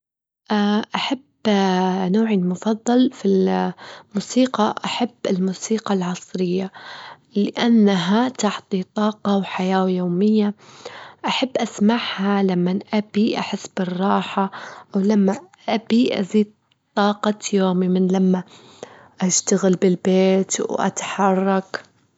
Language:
Gulf Arabic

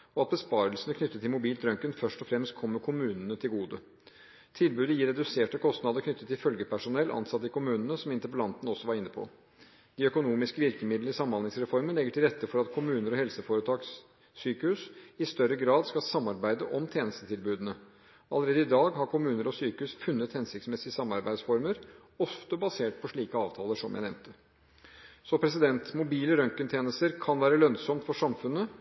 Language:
Norwegian Bokmål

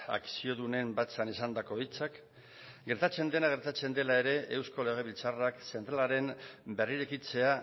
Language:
Basque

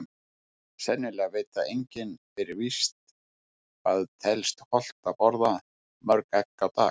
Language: Icelandic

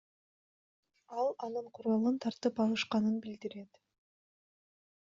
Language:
Kyrgyz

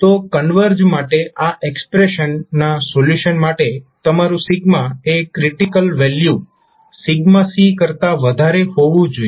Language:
Gujarati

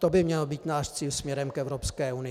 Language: Czech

